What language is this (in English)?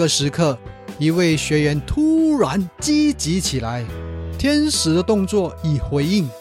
Chinese